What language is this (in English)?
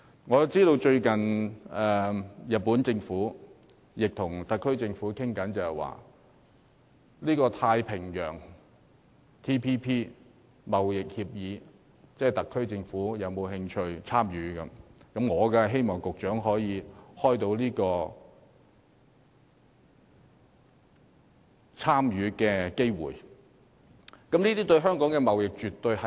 Cantonese